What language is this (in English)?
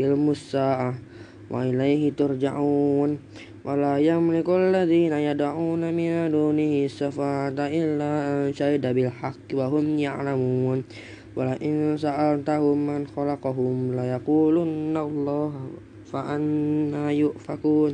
Indonesian